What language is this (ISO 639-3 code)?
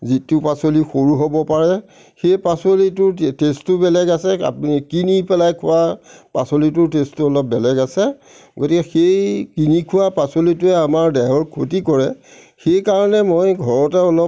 asm